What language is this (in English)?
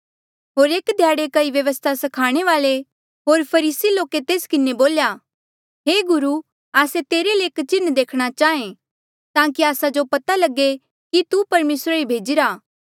Mandeali